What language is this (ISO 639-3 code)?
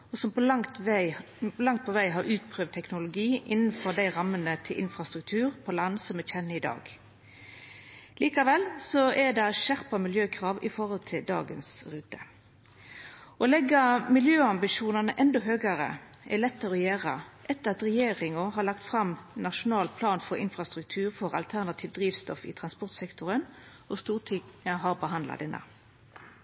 nno